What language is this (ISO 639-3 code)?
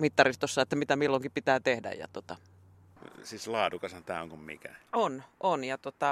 fin